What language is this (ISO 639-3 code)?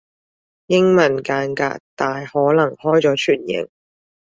yue